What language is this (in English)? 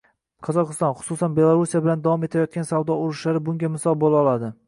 Uzbek